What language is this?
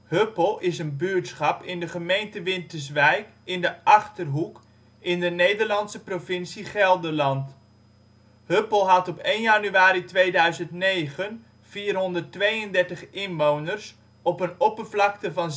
Dutch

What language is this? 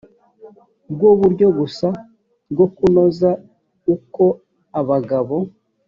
Kinyarwanda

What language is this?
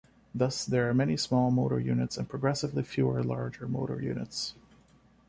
English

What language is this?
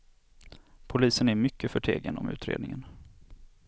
Swedish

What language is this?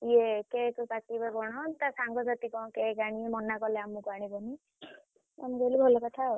Odia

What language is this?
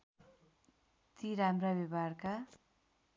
Nepali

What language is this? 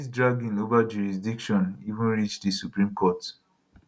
Nigerian Pidgin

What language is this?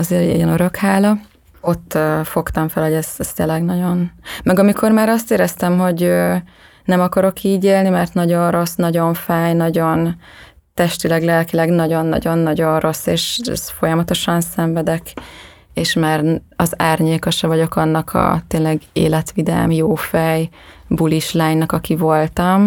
Hungarian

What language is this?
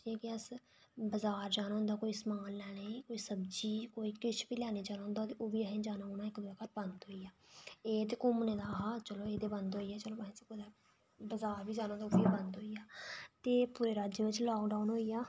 Dogri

